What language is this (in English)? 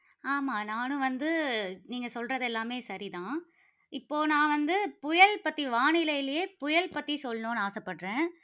Tamil